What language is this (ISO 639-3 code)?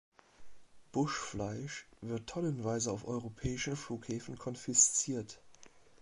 deu